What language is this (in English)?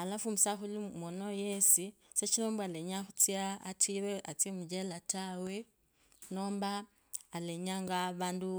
Kabras